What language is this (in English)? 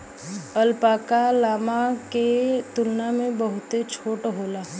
Bhojpuri